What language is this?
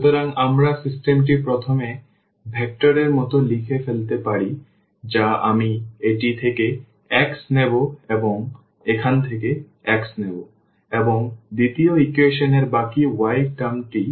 Bangla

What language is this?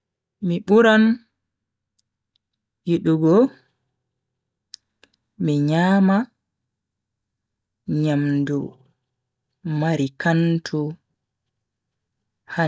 Bagirmi Fulfulde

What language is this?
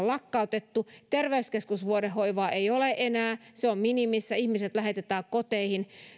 Finnish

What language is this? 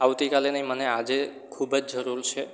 Gujarati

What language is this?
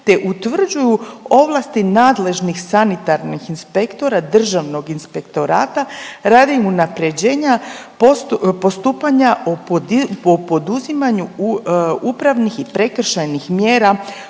Croatian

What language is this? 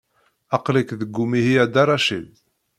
Kabyle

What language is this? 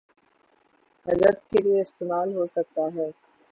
Urdu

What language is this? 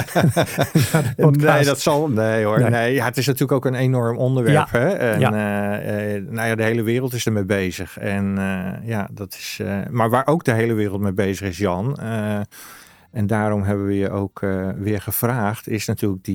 Dutch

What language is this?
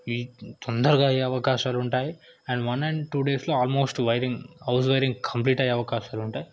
Telugu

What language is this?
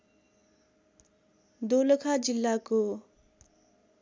Nepali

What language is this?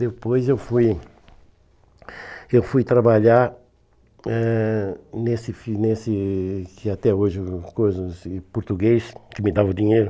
Portuguese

